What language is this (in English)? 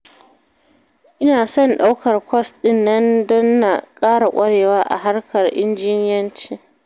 Hausa